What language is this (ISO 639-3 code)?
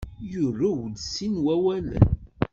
kab